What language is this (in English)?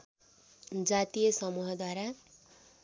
Nepali